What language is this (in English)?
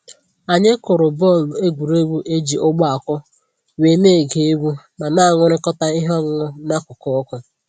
Igbo